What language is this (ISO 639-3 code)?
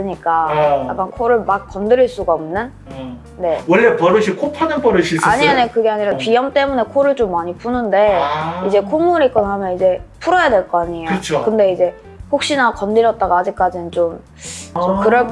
kor